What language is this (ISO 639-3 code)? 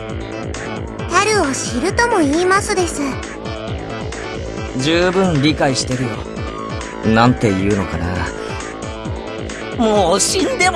jpn